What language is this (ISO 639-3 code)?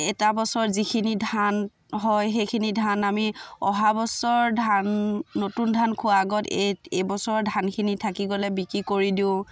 asm